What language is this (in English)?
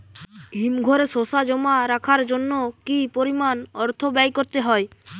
Bangla